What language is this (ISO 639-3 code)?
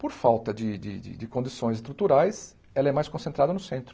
por